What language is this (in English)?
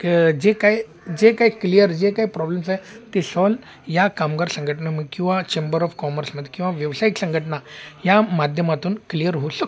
Marathi